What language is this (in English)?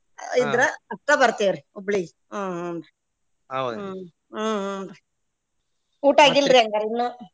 Kannada